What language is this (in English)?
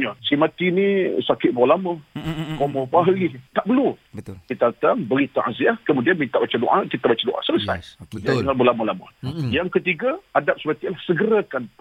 Malay